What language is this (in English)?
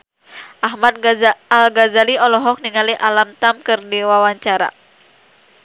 Sundanese